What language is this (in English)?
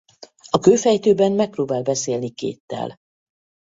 Hungarian